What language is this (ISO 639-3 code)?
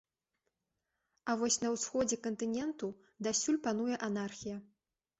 bel